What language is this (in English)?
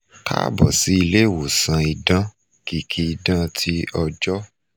Yoruba